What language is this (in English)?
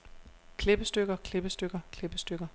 Danish